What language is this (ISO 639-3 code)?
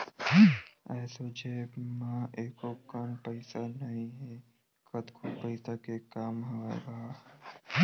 hne